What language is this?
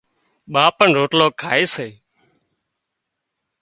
Wadiyara Koli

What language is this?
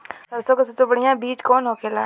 Bhojpuri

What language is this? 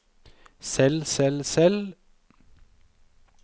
Norwegian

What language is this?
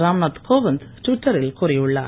Tamil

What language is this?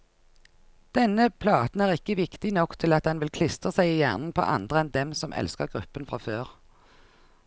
Norwegian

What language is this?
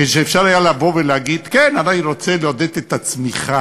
Hebrew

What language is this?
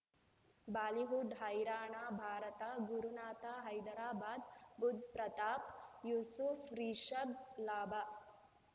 Kannada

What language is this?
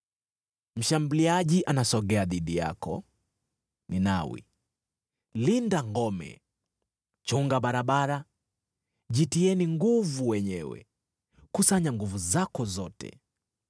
Swahili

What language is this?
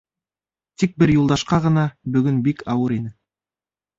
Bashkir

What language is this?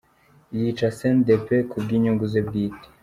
Kinyarwanda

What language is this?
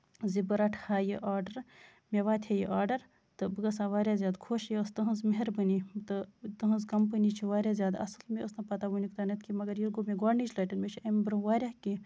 Kashmiri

